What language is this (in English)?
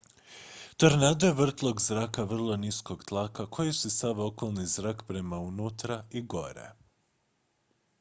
Croatian